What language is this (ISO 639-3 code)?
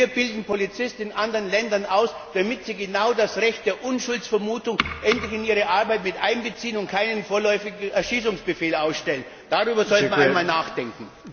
deu